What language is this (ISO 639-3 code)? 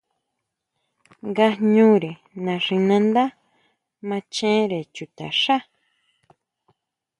mau